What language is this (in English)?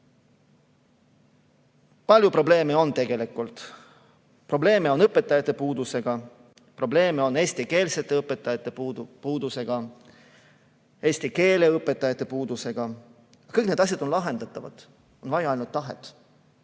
Estonian